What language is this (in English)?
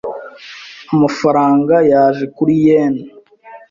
Kinyarwanda